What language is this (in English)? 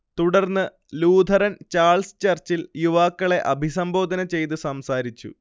Malayalam